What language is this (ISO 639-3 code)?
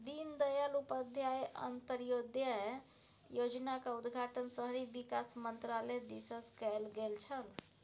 mai